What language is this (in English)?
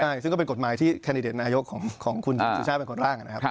Thai